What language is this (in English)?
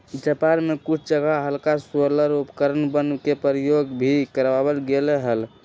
Magahi